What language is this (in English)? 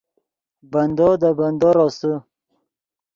Yidgha